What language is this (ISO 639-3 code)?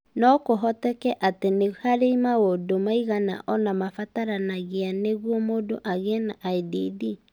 kik